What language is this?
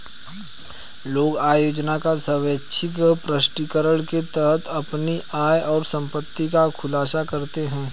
Hindi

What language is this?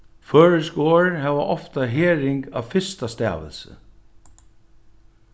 Faroese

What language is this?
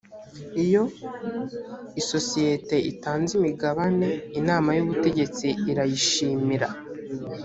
Kinyarwanda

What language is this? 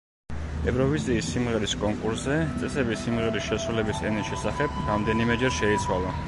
Georgian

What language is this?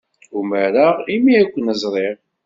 Kabyle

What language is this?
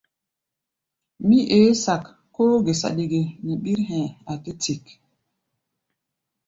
Gbaya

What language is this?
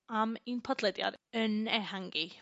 Welsh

